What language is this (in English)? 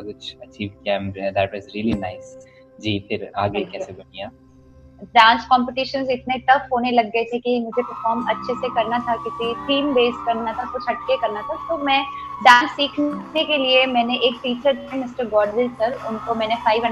Hindi